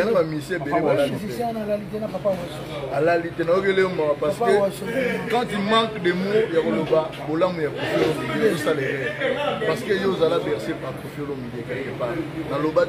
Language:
French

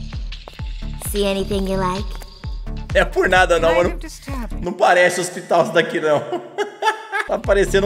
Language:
Portuguese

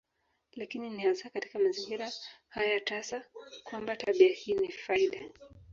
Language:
Swahili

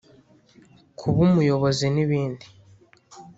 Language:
Kinyarwanda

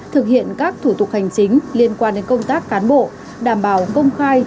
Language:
Vietnamese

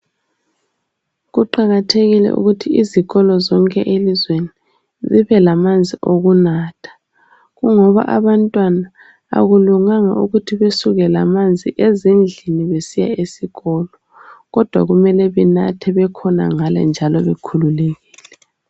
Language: North Ndebele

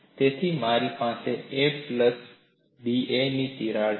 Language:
Gujarati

